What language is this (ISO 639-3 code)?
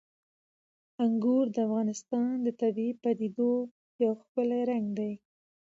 pus